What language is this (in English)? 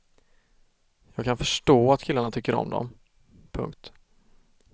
Swedish